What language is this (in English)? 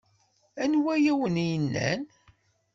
Kabyle